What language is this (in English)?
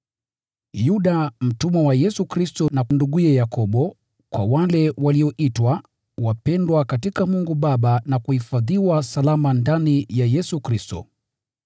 Swahili